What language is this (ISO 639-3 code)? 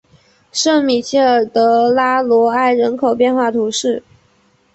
zho